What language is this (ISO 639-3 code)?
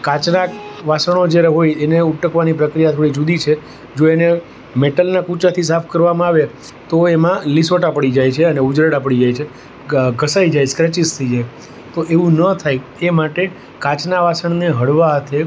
guj